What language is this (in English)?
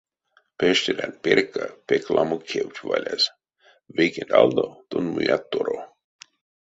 Erzya